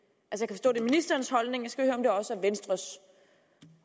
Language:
Danish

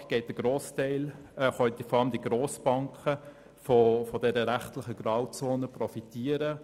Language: Swiss German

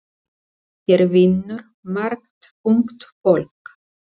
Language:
Icelandic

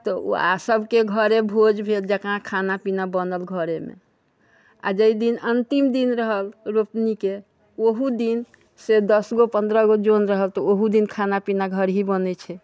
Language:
Maithili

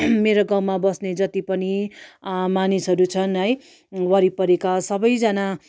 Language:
Nepali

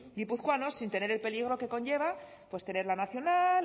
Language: Spanish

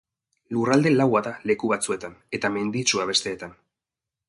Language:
Basque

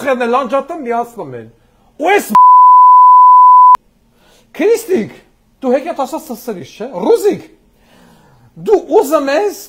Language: Turkish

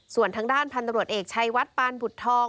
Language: Thai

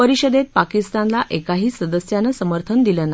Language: Marathi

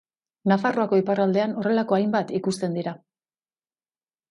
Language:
Basque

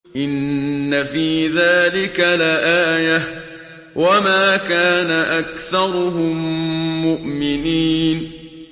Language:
Arabic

